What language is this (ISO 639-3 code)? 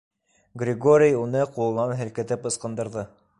bak